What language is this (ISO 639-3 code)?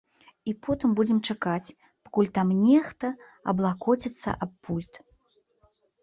bel